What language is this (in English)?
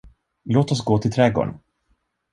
Swedish